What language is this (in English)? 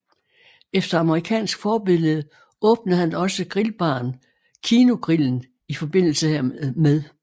Danish